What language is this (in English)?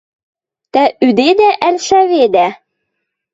Western Mari